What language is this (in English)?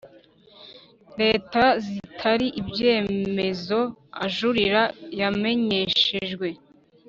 Kinyarwanda